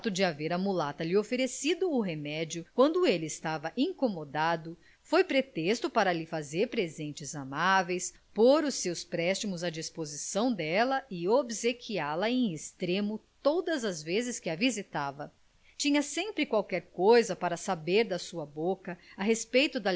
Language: Portuguese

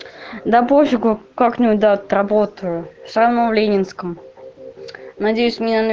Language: Russian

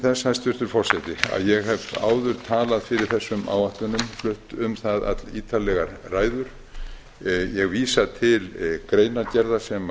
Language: Icelandic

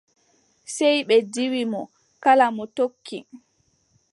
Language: Adamawa Fulfulde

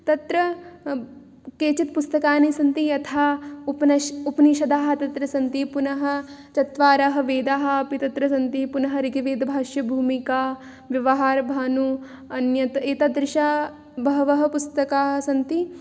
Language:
Sanskrit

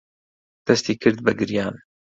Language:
Central Kurdish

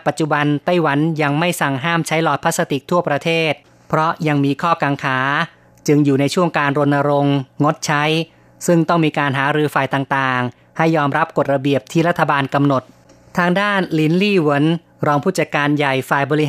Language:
Thai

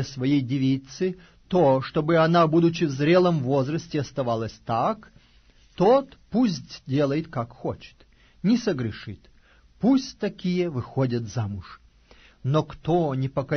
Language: Russian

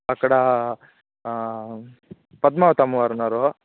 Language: Telugu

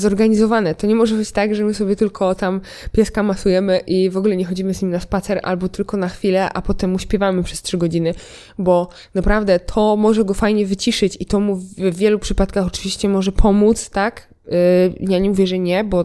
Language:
Polish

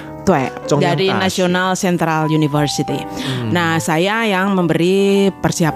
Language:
Indonesian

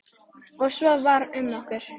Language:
Icelandic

